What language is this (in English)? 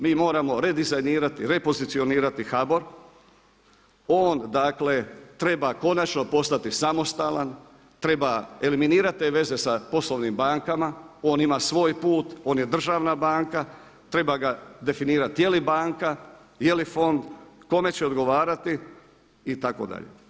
Croatian